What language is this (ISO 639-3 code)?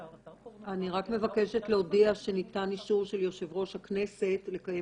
heb